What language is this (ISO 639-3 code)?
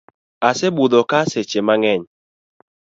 luo